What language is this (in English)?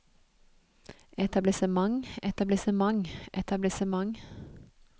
Norwegian